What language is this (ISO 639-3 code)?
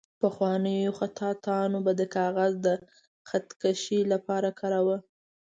pus